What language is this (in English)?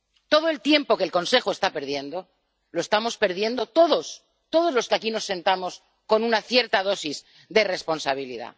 Spanish